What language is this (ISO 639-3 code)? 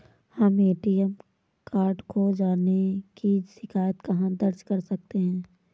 hin